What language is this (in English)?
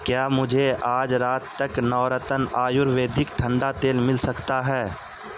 Urdu